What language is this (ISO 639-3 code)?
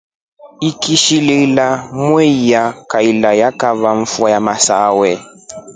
rof